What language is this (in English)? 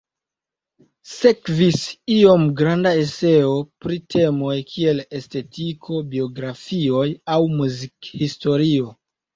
Esperanto